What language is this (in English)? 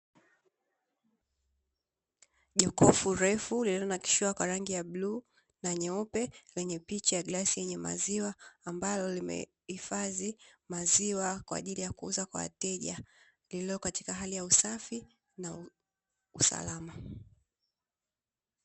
Swahili